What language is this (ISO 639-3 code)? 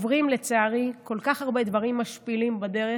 heb